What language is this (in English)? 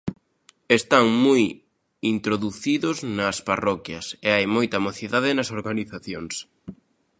Galician